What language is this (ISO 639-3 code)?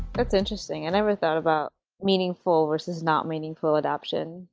eng